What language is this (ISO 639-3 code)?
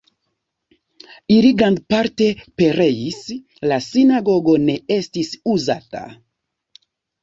epo